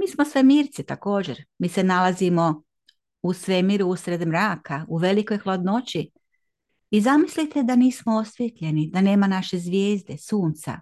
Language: Croatian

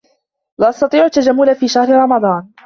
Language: Arabic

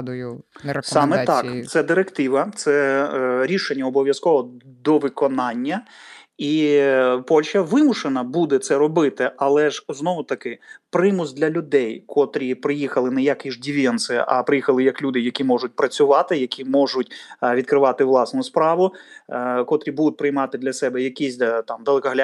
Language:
Ukrainian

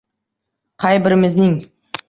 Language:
Uzbek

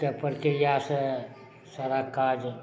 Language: Maithili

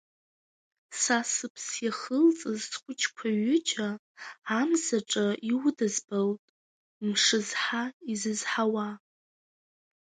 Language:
Abkhazian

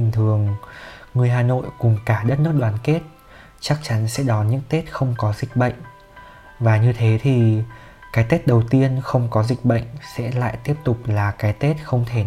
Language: Vietnamese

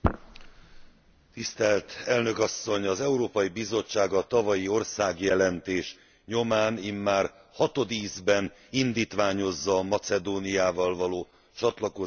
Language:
Hungarian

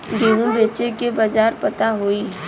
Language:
Bhojpuri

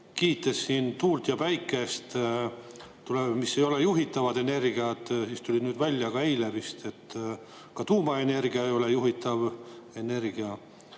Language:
Estonian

